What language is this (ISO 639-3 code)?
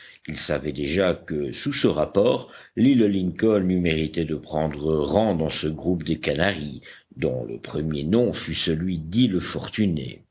fra